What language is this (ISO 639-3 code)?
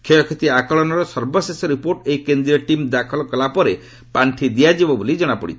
ori